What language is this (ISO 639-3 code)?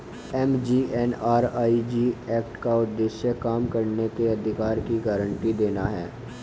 hin